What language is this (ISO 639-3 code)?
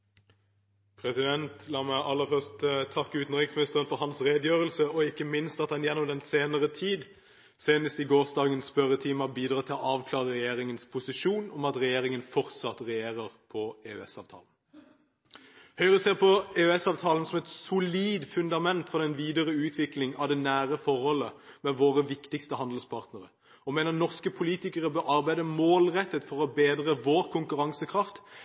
nob